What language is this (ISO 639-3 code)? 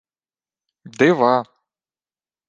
ukr